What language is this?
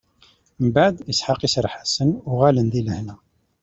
Kabyle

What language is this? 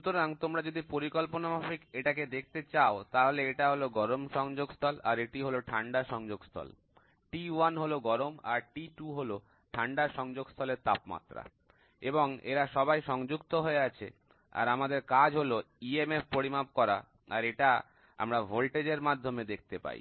Bangla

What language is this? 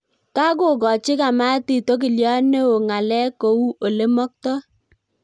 Kalenjin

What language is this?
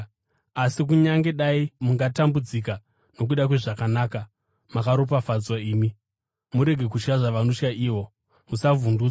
Shona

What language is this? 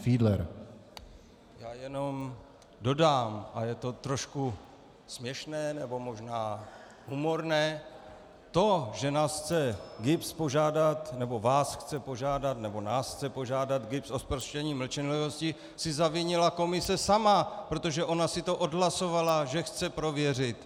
Czech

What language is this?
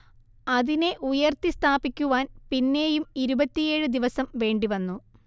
Malayalam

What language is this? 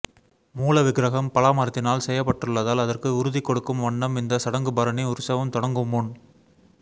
Tamil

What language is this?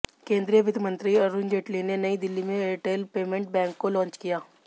Hindi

